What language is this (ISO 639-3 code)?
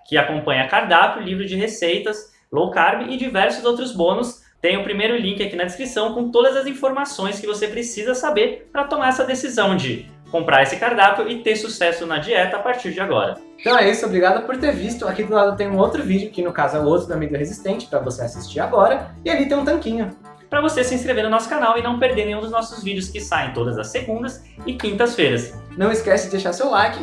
por